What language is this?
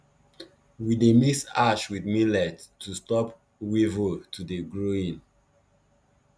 Nigerian Pidgin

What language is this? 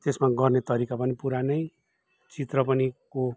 Nepali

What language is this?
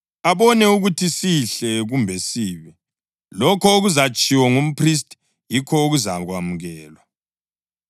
North Ndebele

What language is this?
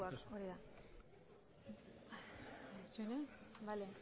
Basque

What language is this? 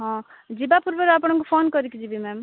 Odia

